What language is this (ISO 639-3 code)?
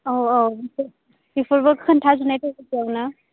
brx